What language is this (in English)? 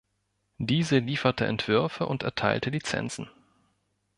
German